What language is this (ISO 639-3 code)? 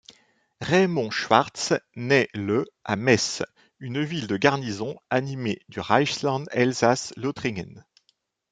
fra